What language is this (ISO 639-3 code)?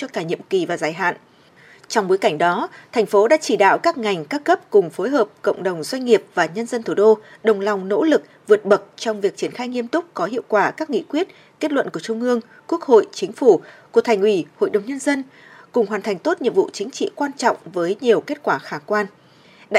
vie